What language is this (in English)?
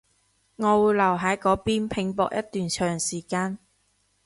Cantonese